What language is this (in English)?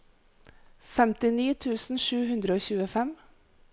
Norwegian